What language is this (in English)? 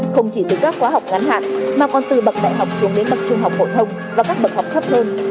Vietnamese